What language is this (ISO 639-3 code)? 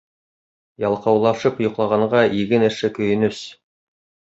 bak